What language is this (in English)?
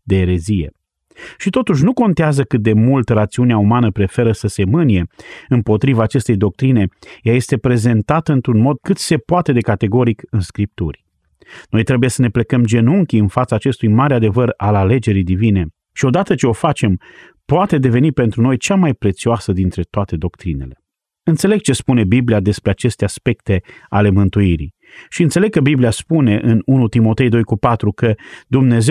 Romanian